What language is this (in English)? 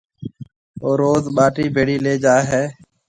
Marwari (Pakistan)